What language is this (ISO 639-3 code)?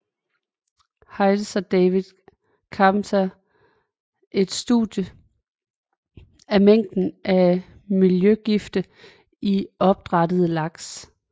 dan